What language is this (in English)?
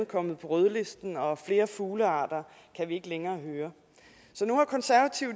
Danish